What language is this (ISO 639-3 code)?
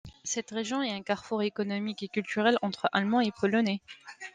fra